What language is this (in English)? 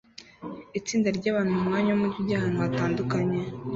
Kinyarwanda